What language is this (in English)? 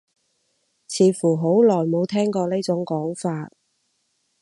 Cantonese